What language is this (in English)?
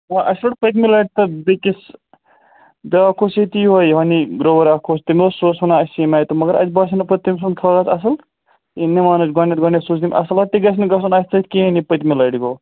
Kashmiri